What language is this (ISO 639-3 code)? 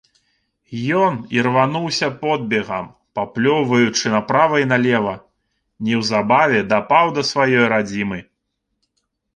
bel